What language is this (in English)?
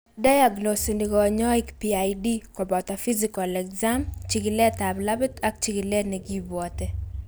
Kalenjin